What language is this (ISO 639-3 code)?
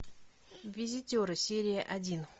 rus